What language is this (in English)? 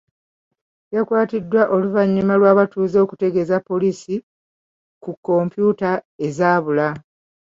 Ganda